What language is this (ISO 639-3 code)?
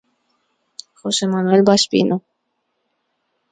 glg